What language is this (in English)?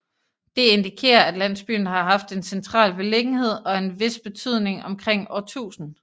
Danish